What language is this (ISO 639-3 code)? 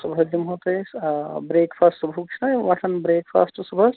kas